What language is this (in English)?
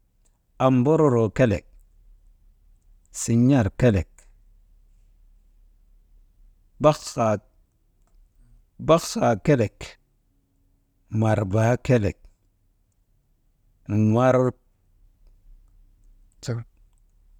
Maba